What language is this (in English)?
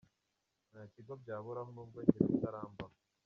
Kinyarwanda